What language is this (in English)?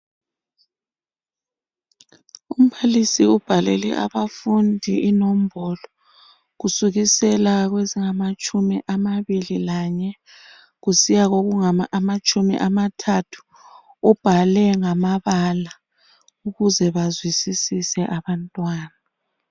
North Ndebele